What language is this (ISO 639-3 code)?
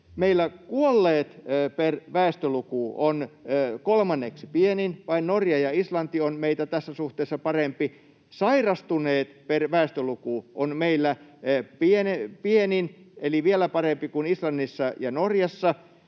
fin